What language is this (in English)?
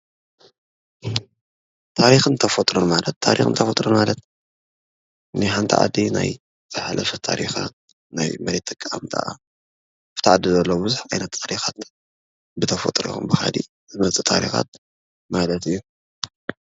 Tigrinya